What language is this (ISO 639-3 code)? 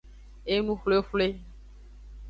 ajg